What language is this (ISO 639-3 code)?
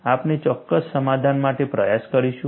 guj